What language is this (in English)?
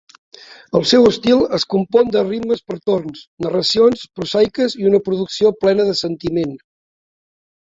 Catalan